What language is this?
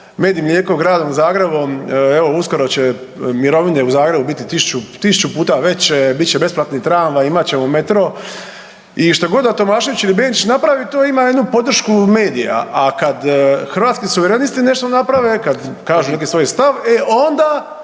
Croatian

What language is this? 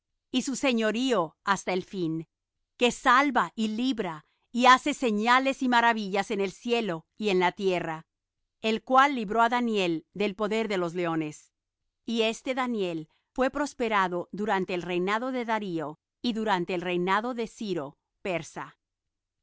Spanish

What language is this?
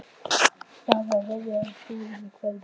Icelandic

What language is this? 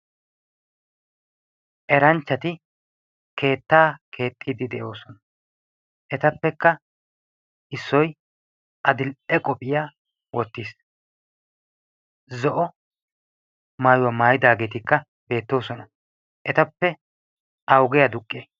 Wolaytta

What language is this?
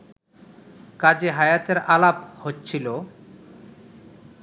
Bangla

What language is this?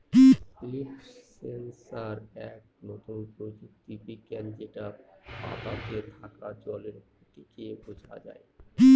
Bangla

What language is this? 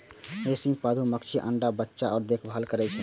Maithili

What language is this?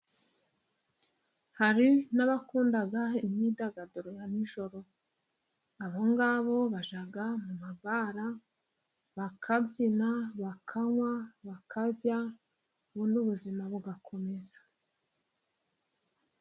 Kinyarwanda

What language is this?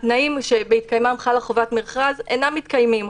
Hebrew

